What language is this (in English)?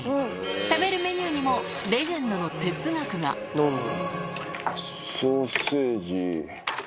Japanese